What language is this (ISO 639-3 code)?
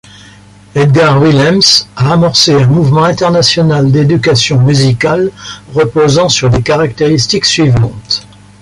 fra